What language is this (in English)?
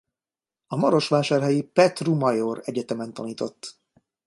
Hungarian